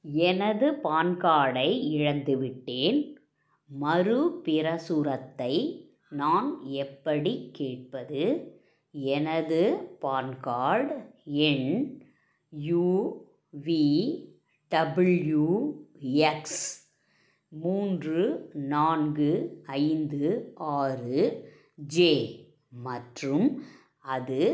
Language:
Tamil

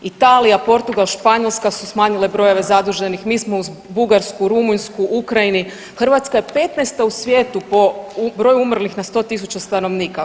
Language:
Croatian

